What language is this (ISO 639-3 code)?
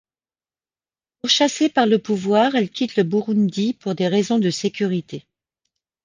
fra